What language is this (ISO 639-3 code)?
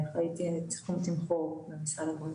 heb